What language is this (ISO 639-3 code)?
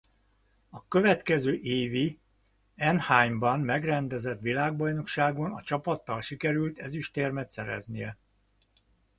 hun